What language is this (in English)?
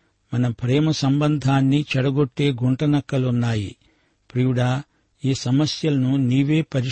Telugu